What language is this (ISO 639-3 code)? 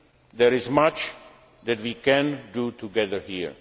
eng